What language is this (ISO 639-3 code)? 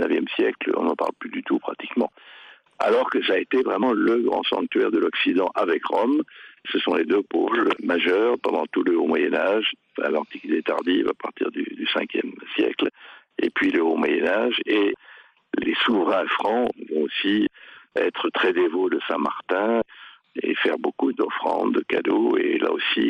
fra